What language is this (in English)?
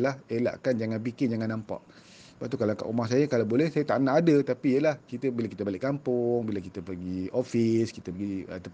Malay